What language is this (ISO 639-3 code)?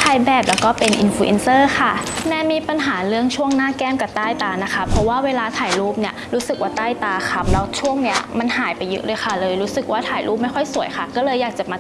tha